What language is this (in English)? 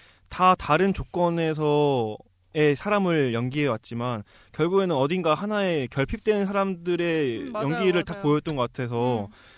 Korean